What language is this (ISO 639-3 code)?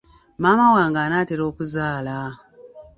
lug